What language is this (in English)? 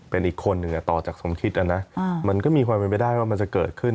Thai